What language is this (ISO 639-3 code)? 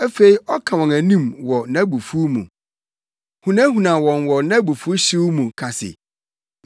aka